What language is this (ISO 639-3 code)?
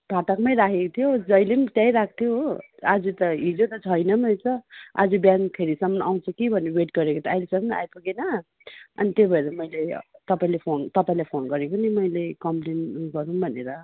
nep